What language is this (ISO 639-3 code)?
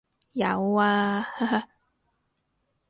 yue